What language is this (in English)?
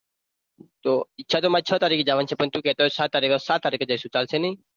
Gujarati